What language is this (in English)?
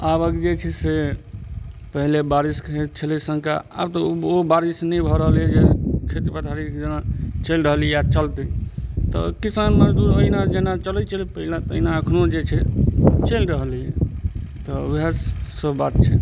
Maithili